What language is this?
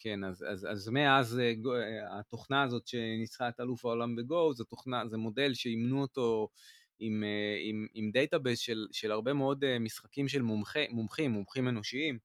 Hebrew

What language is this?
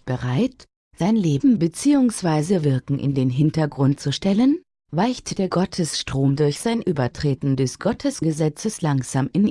German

